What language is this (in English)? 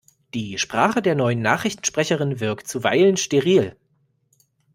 German